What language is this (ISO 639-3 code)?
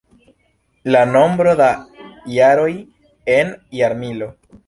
epo